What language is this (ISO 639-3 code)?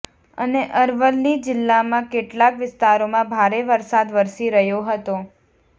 guj